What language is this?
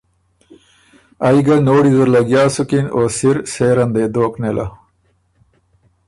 Ormuri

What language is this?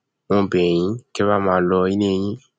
Yoruba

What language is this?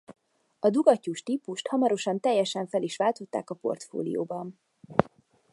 Hungarian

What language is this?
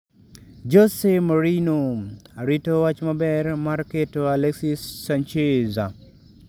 Luo (Kenya and Tanzania)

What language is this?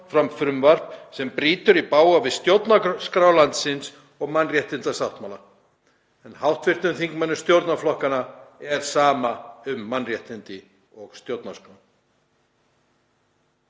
Icelandic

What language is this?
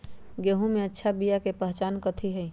Magahi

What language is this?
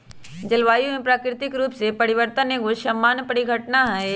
Magahi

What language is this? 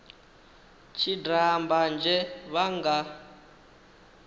Venda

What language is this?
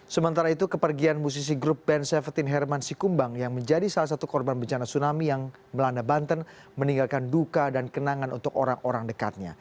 Indonesian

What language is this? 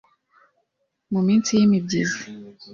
Kinyarwanda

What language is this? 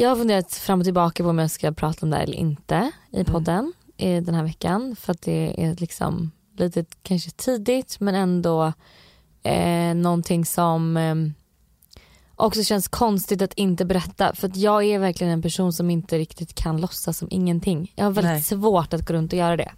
Swedish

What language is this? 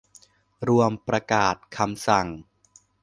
Thai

